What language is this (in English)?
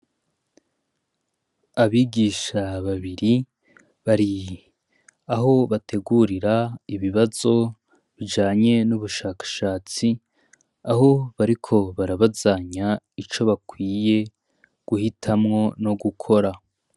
Rundi